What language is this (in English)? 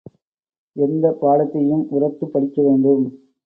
Tamil